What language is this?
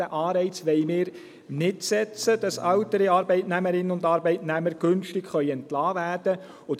Swiss German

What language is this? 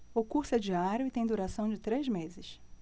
Portuguese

